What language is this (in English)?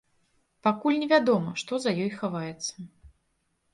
Belarusian